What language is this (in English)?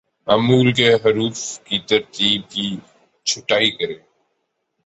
Urdu